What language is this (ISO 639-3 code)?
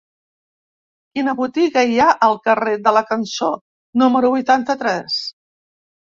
cat